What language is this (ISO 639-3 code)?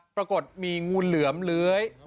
tha